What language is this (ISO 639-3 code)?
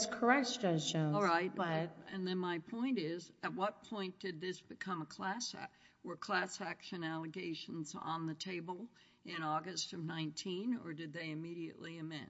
eng